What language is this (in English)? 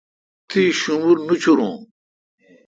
Kalkoti